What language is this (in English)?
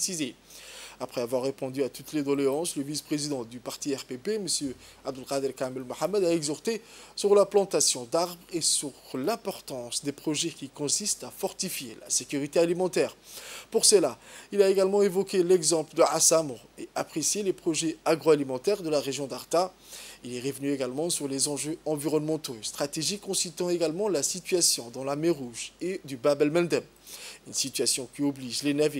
French